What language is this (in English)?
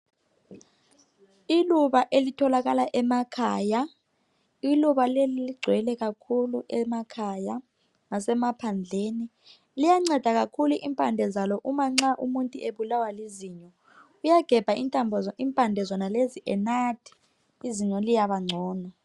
North Ndebele